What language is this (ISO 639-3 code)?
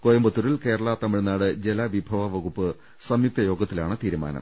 mal